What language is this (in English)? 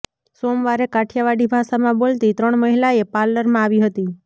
Gujarati